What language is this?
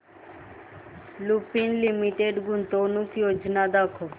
Marathi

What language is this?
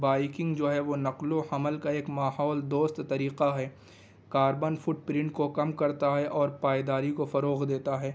Urdu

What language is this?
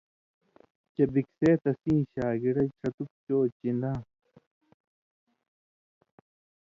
Indus Kohistani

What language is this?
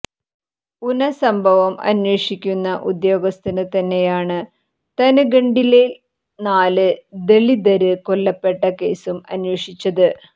Malayalam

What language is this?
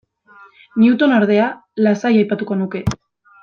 Basque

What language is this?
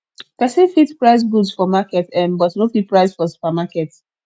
Nigerian Pidgin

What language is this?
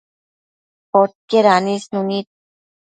Matsés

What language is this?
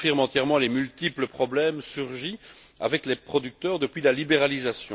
French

